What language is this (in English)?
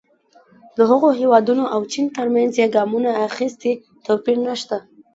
Pashto